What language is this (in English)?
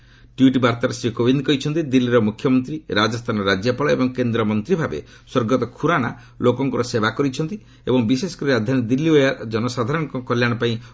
Odia